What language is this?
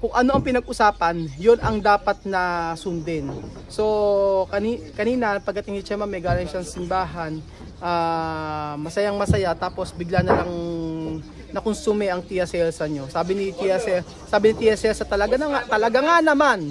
Filipino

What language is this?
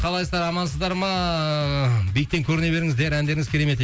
Kazakh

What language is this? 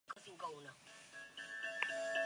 Basque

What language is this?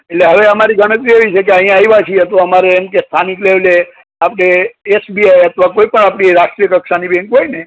Gujarati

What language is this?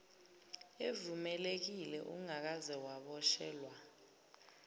Zulu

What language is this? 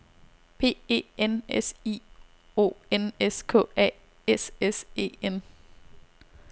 Danish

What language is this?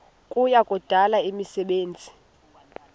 Xhosa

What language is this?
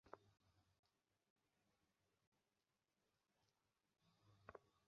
Bangla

